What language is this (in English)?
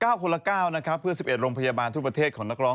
Thai